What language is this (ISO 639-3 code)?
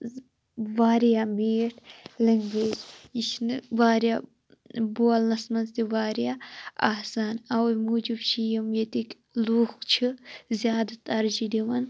kas